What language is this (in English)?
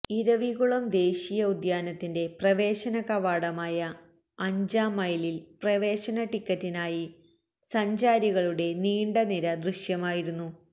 Malayalam